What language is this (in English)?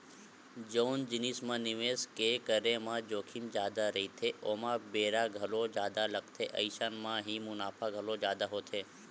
Chhattisgarhi